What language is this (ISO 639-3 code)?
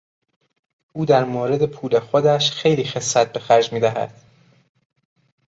fas